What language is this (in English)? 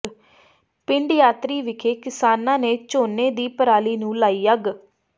Punjabi